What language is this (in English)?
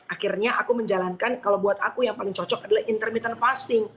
Indonesian